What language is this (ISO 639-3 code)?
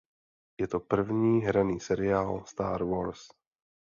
ces